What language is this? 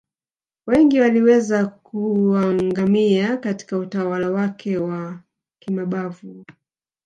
Swahili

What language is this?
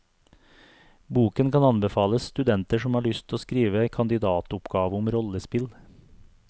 Norwegian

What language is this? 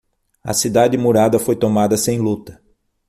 Portuguese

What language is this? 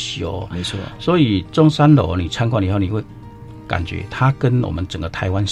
Chinese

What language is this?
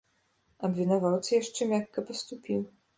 Belarusian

